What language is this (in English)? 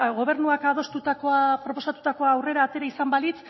Basque